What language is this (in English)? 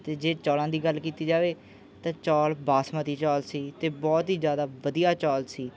Punjabi